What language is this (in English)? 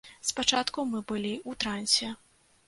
Belarusian